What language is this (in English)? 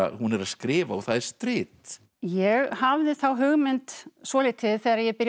Icelandic